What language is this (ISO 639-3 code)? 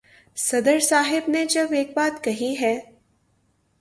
urd